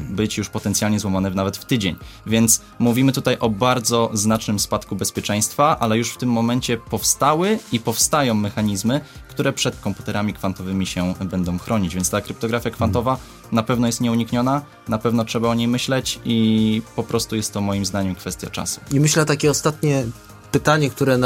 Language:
Polish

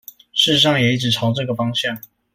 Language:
Chinese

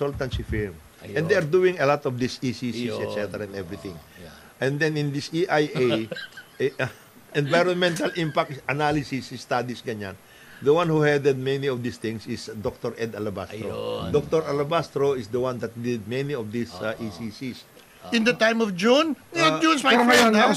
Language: Filipino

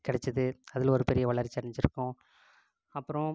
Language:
Tamil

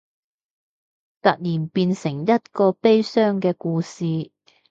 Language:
Cantonese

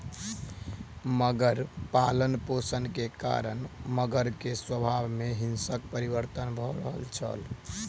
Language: Maithili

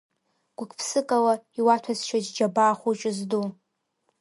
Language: Abkhazian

